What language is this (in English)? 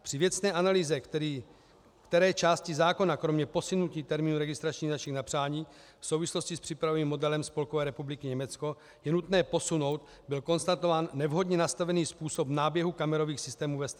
Czech